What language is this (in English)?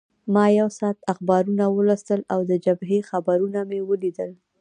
Pashto